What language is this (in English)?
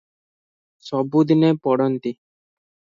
Odia